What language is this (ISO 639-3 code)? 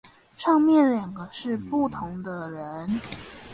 zho